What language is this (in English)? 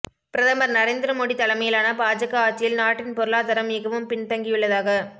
Tamil